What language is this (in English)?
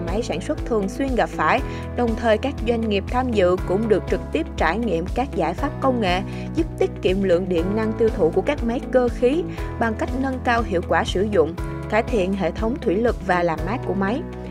Vietnamese